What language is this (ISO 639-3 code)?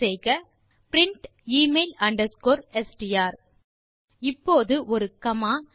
tam